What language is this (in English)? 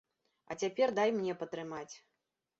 Belarusian